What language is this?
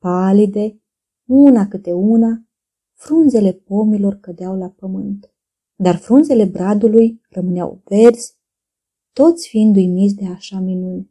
Romanian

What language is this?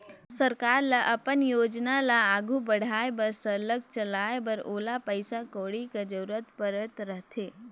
Chhattisgarhi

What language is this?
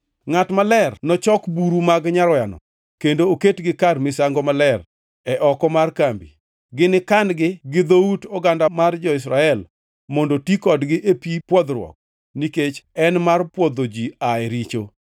Luo (Kenya and Tanzania)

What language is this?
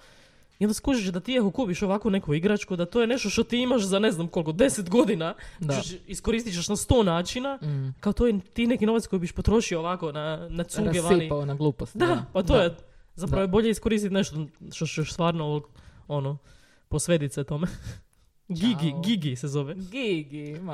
Croatian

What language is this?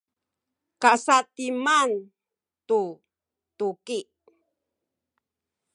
Sakizaya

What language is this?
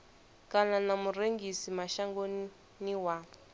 Venda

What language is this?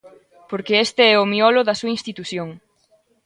Galician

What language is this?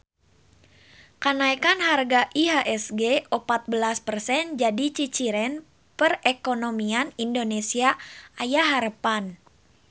Sundanese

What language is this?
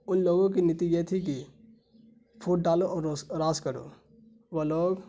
Urdu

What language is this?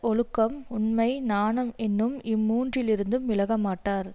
Tamil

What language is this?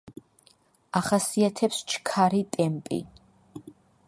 Georgian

